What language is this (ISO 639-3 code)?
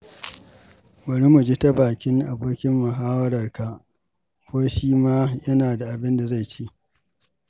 hau